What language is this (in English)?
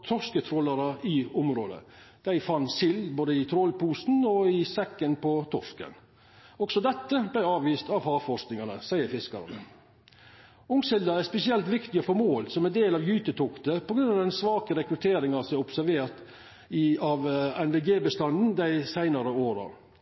Norwegian Nynorsk